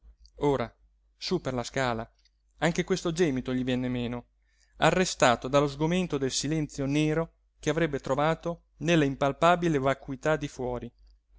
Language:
Italian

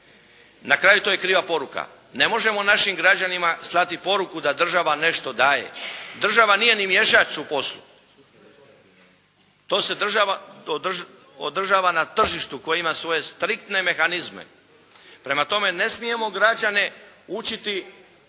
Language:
Croatian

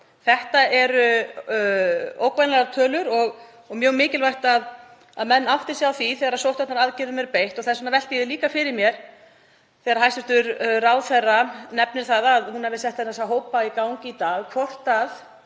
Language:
Icelandic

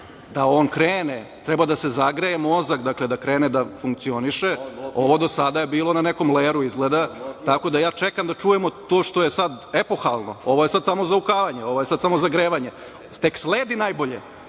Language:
Serbian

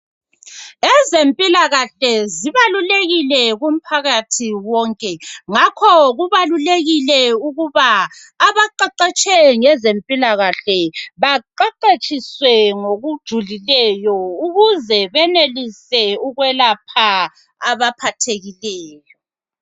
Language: North Ndebele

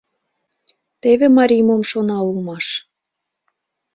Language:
Mari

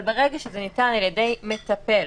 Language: Hebrew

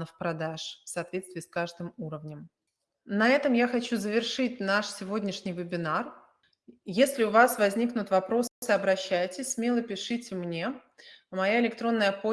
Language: Russian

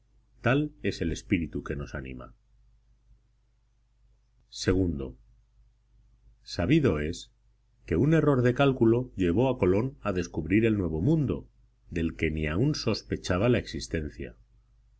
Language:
Spanish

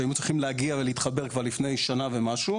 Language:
Hebrew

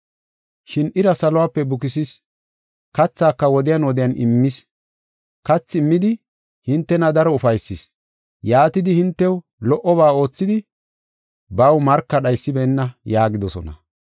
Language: Gofa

